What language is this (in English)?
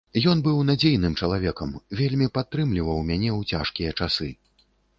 Belarusian